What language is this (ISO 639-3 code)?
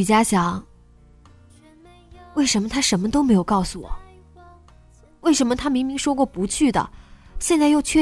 zho